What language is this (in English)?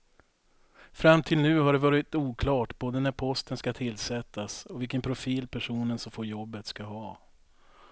Swedish